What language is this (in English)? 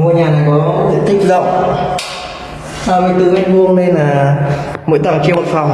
Vietnamese